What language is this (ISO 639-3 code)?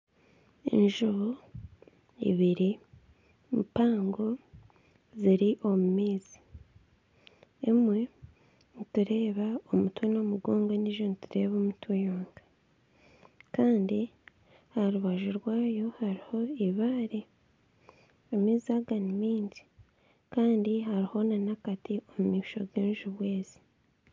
nyn